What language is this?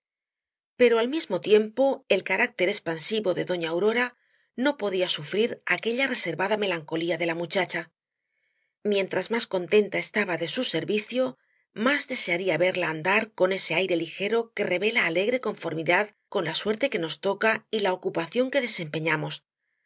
Spanish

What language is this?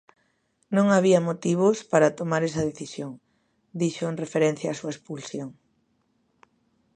Galician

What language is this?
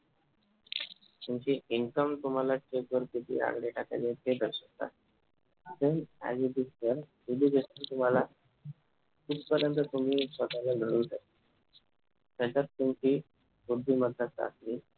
Marathi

